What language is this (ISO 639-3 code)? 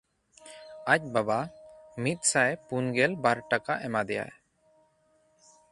sat